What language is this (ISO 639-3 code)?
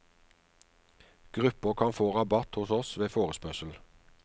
nor